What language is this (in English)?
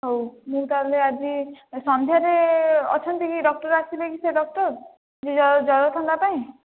Odia